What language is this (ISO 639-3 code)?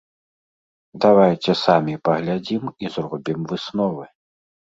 bel